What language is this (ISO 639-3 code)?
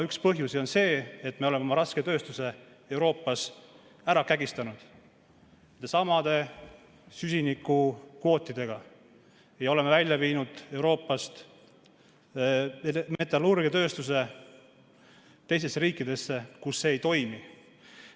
est